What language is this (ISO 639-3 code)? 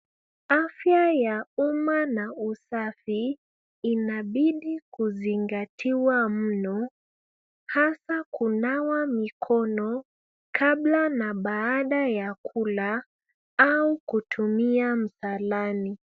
swa